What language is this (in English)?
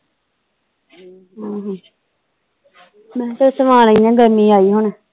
Punjabi